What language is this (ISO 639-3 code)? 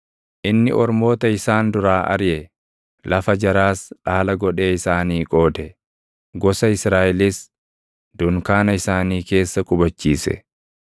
orm